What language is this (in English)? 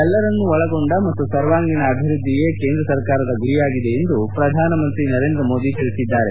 Kannada